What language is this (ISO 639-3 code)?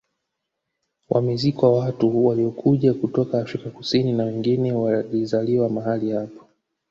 swa